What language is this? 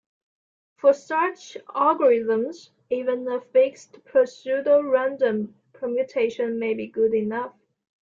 English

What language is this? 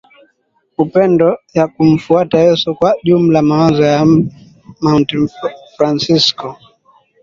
Swahili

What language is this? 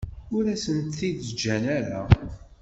Kabyle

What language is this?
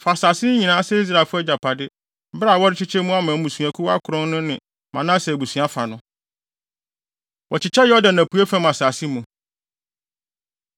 Akan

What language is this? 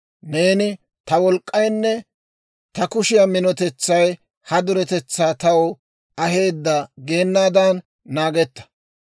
Dawro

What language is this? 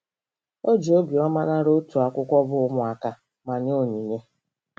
Igbo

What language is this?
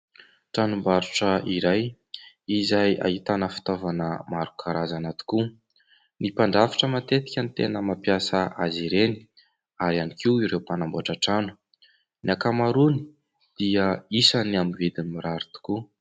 Malagasy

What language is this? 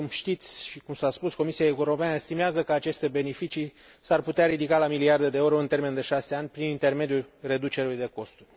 Romanian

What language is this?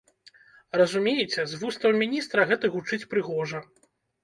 Belarusian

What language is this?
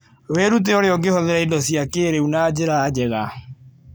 Kikuyu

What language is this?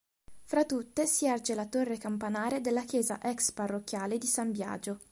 Italian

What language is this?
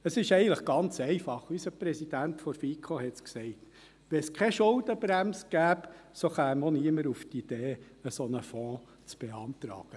Swiss German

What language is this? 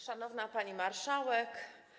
Polish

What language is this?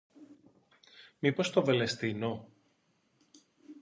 Greek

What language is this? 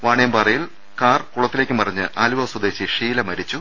Malayalam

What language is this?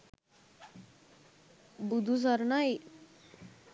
Sinhala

